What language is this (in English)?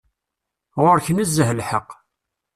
Kabyle